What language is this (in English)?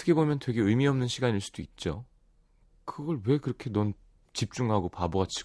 Korean